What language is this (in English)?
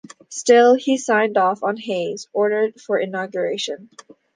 English